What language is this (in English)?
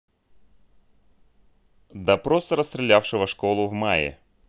Russian